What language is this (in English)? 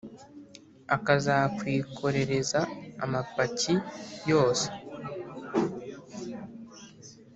Kinyarwanda